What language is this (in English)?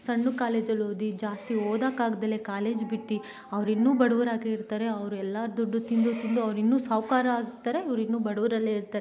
Kannada